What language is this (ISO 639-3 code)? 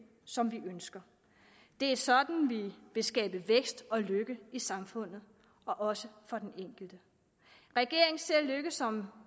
dan